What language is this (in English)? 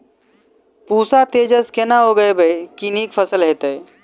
Maithili